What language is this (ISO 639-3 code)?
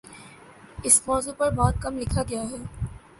urd